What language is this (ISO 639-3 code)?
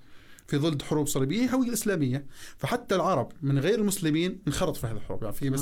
ara